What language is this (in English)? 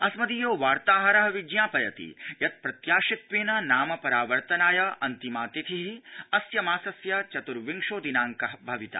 Sanskrit